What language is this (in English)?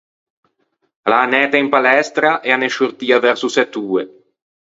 Ligurian